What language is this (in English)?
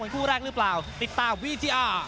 Thai